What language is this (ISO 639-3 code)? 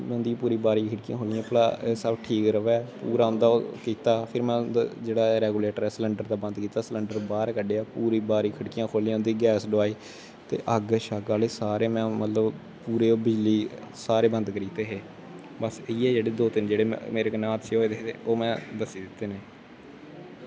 doi